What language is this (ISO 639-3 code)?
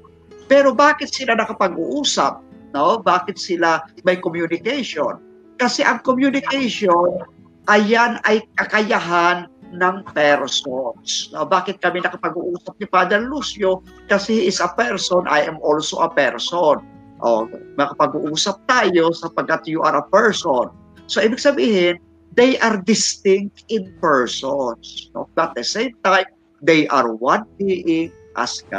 fil